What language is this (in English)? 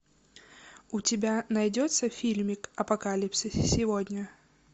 Russian